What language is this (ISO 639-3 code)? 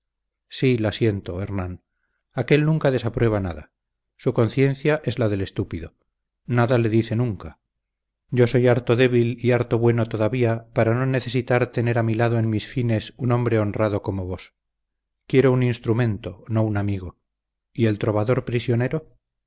spa